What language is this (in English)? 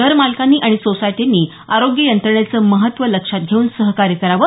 Marathi